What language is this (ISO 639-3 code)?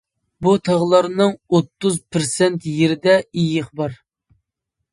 uig